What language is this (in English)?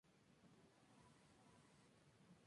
Spanish